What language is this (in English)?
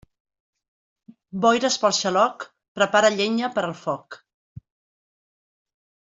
Catalan